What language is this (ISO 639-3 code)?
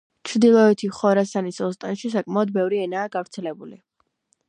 kat